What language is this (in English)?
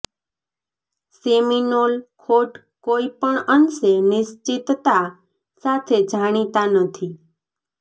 Gujarati